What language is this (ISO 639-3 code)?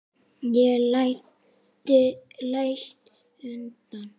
isl